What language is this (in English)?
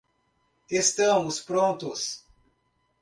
Portuguese